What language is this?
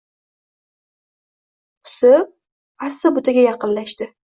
Uzbek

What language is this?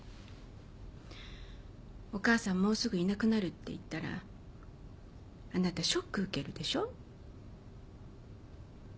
Japanese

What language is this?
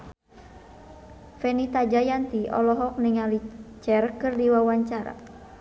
Sundanese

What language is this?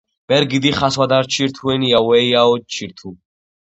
Georgian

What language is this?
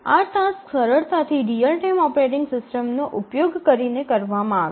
Gujarati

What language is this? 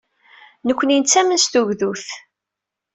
Kabyle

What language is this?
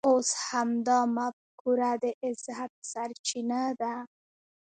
Pashto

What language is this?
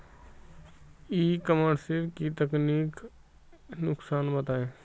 Hindi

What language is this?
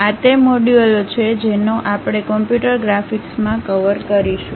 Gujarati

